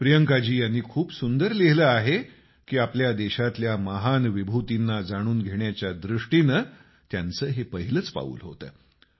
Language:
Marathi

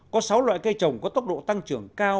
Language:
Vietnamese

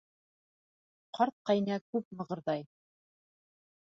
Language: Bashkir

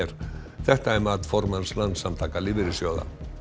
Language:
Icelandic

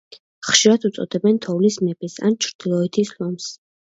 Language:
Georgian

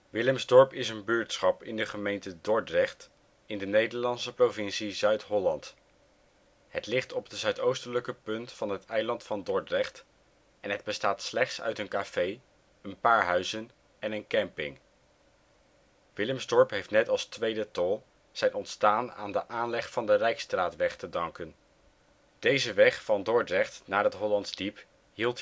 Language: Dutch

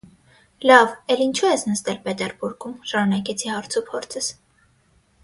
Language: Armenian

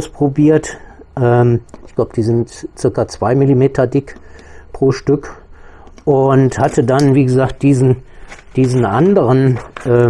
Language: German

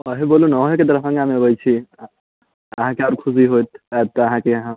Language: Maithili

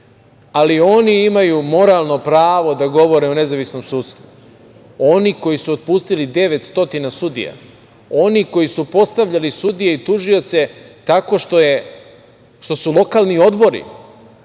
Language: Serbian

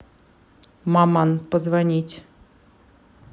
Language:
Russian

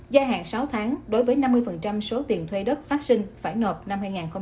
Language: Vietnamese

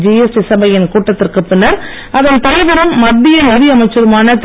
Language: Tamil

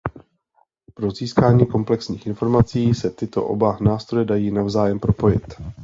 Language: Czech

